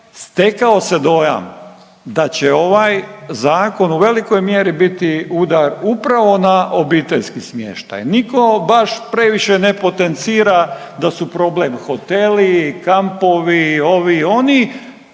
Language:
Croatian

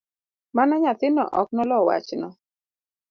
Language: Luo (Kenya and Tanzania)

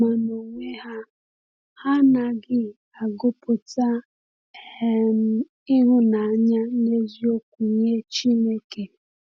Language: Igbo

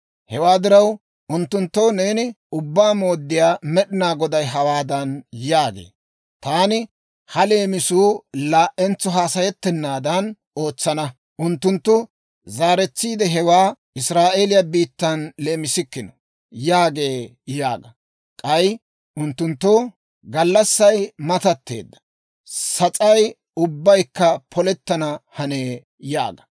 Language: Dawro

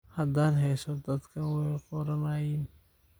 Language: Somali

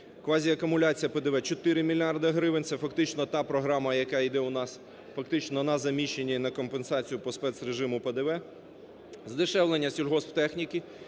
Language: Ukrainian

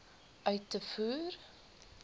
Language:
Afrikaans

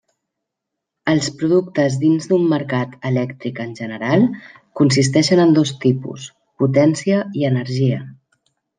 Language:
Catalan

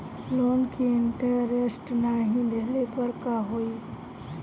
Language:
Bhojpuri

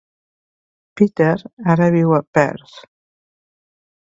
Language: Catalan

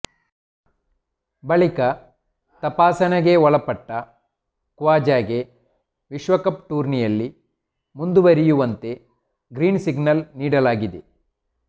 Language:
Kannada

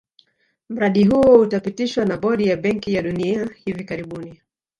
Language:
Swahili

